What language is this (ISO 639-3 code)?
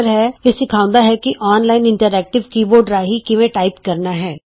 pan